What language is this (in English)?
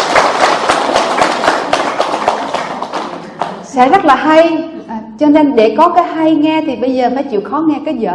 Vietnamese